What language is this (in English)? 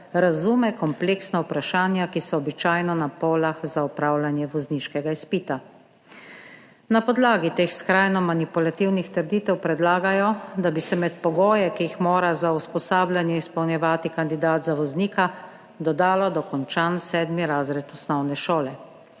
Slovenian